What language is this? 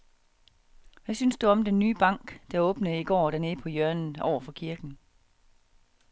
Danish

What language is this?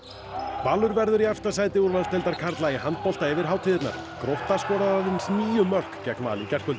Icelandic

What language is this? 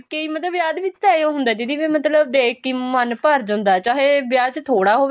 Punjabi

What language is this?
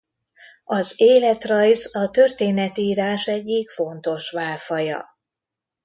Hungarian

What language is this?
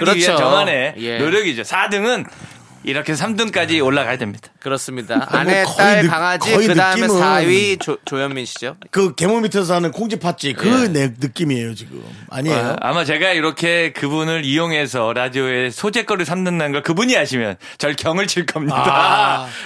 Korean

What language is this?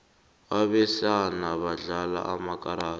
South Ndebele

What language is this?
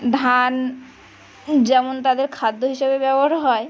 Bangla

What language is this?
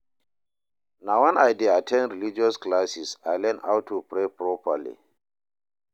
Nigerian Pidgin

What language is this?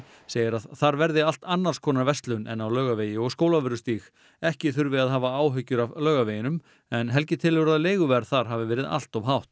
Icelandic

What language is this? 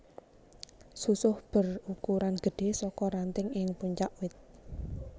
Javanese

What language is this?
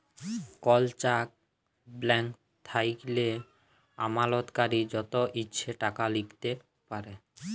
Bangla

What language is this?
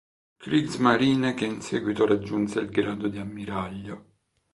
Italian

